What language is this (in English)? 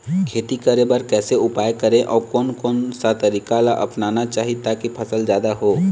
Chhattisgarhi